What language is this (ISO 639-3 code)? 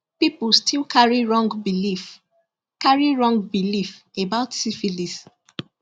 pcm